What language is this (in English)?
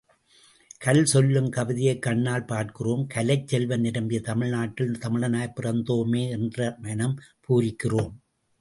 Tamil